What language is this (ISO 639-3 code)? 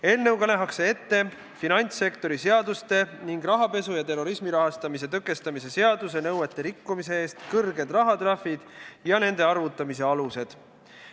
est